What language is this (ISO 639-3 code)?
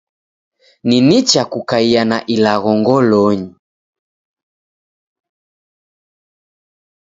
dav